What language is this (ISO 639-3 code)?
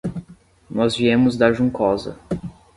por